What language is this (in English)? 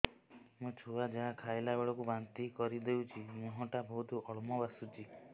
Odia